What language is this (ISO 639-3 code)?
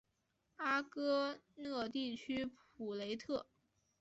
zho